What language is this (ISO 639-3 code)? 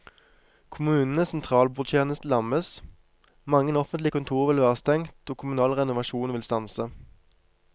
nor